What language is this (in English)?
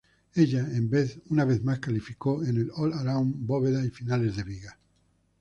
Spanish